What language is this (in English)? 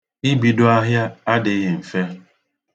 Igbo